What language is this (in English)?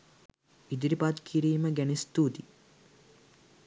Sinhala